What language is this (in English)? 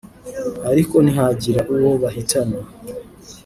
Kinyarwanda